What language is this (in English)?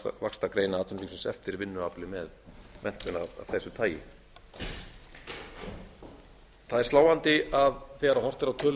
Icelandic